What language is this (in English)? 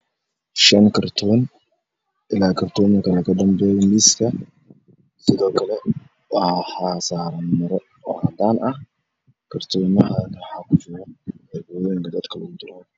Somali